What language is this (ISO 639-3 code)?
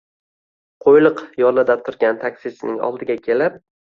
uzb